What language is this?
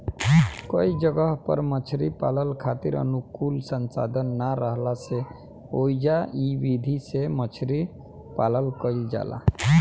Bhojpuri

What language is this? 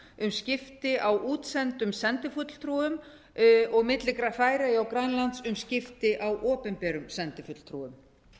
Icelandic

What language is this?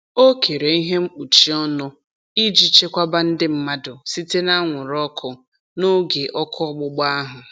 Igbo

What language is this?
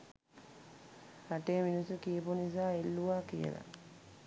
Sinhala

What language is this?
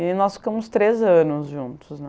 Portuguese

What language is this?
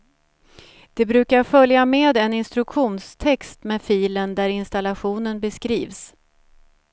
Swedish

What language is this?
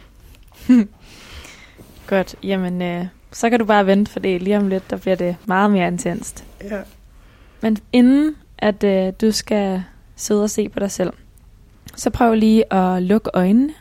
Danish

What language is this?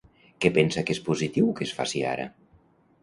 Catalan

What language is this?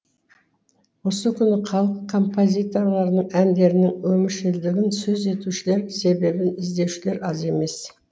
Kazakh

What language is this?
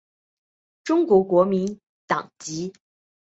Chinese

